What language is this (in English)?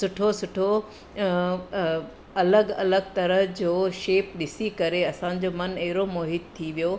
Sindhi